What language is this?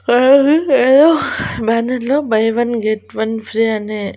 Telugu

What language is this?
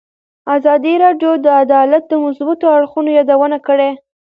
Pashto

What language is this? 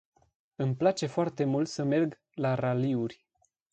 Romanian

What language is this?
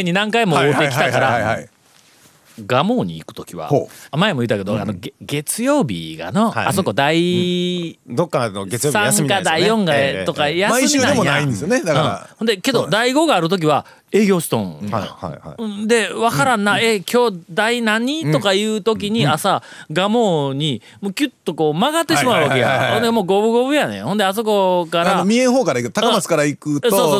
Japanese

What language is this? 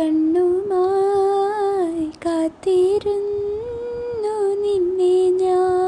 Malayalam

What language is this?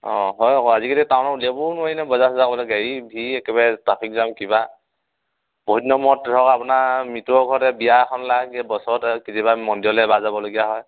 Assamese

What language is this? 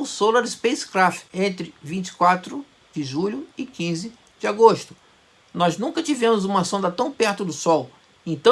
Portuguese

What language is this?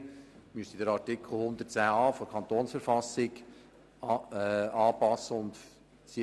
Swiss German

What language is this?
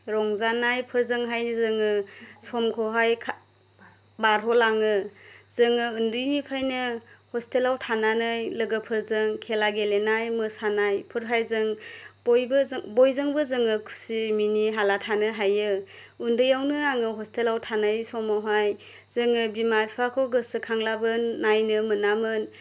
Bodo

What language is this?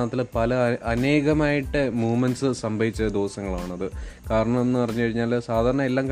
Malayalam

